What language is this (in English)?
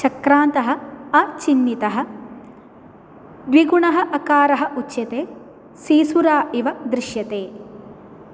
Sanskrit